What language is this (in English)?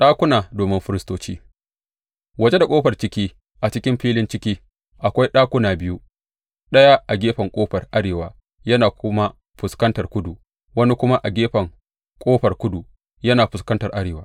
Hausa